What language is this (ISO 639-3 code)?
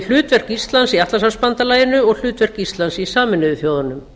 isl